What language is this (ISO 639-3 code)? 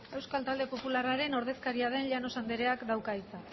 eus